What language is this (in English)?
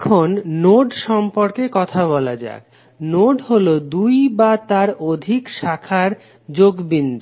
Bangla